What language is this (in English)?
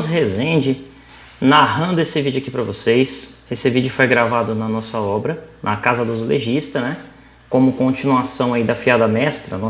Portuguese